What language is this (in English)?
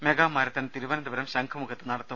Malayalam